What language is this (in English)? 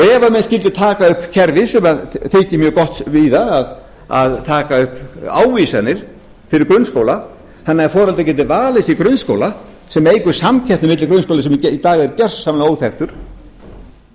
Icelandic